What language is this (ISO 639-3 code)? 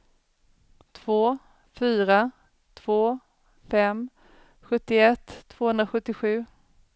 swe